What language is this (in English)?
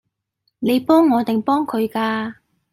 Cantonese